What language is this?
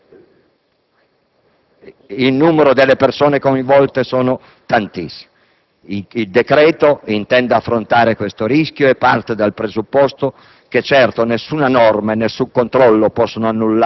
Italian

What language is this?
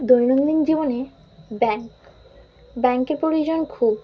Bangla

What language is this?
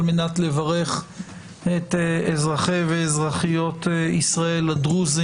Hebrew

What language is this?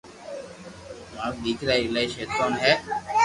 Loarki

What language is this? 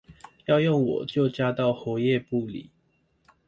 Chinese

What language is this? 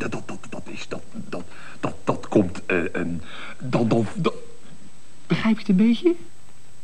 Dutch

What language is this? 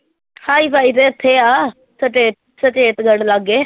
Punjabi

